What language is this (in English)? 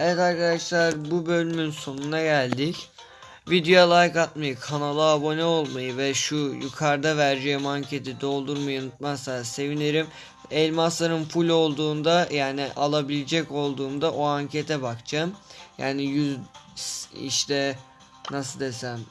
Turkish